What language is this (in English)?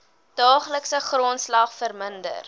Afrikaans